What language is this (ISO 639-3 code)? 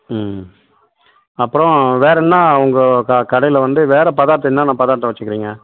tam